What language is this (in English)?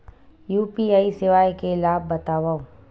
Chhattisgarhi